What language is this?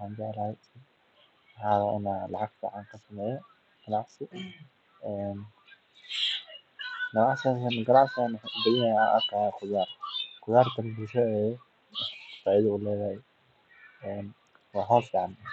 Somali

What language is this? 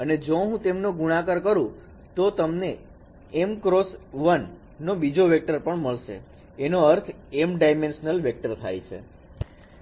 Gujarati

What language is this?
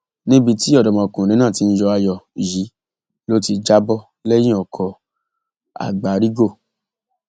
Yoruba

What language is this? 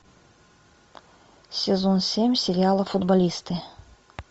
Russian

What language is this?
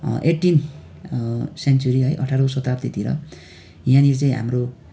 Nepali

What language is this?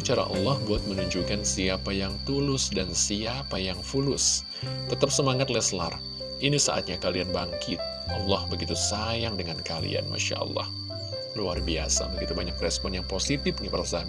Indonesian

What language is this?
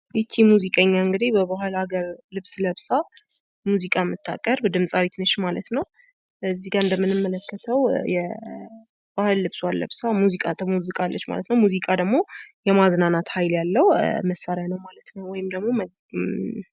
Amharic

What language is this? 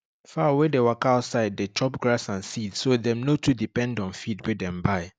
Nigerian Pidgin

